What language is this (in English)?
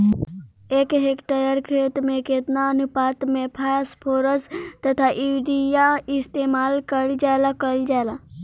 Bhojpuri